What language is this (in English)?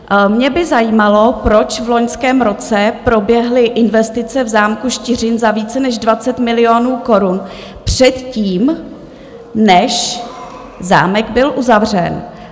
Czech